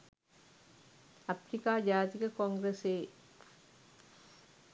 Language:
Sinhala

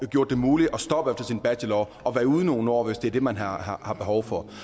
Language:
Danish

